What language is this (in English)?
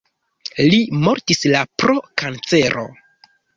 Esperanto